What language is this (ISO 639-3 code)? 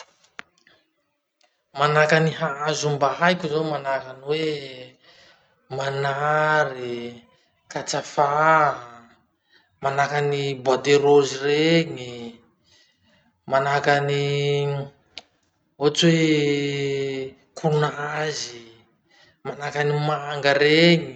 msh